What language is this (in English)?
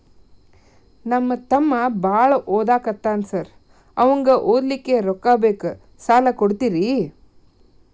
Kannada